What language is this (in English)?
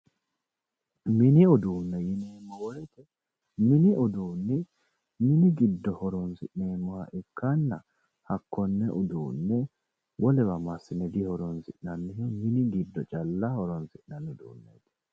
Sidamo